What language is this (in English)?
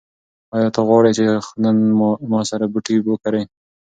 Pashto